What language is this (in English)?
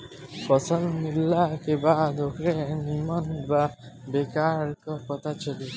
Bhojpuri